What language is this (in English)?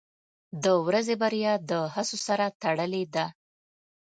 Pashto